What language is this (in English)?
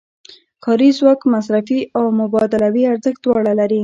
Pashto